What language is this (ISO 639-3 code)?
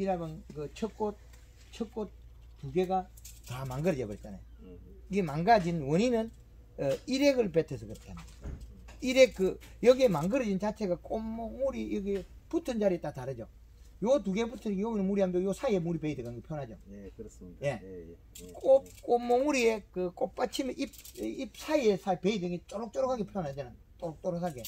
kor